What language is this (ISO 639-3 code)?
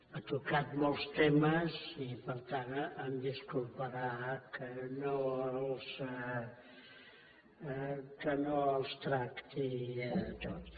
cat